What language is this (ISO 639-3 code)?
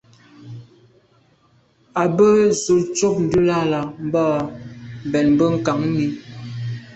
byv